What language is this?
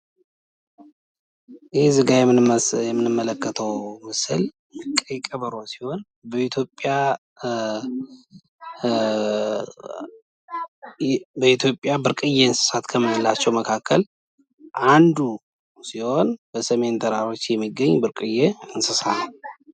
Amharic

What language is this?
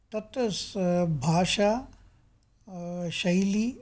Sanskrit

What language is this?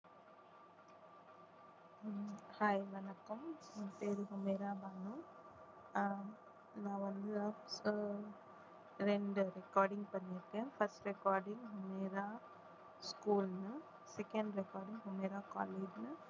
Tamil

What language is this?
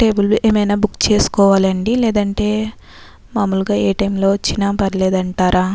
Telugu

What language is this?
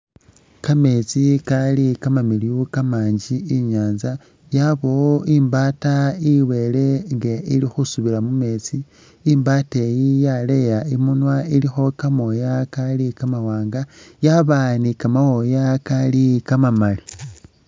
Masaaba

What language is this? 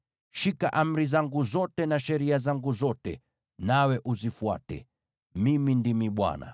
Swahili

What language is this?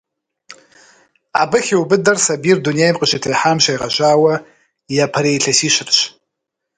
Kabardian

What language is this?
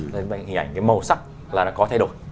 Vietnamese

